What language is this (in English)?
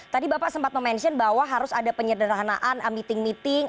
Indonesian